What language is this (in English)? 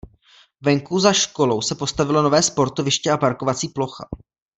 Czech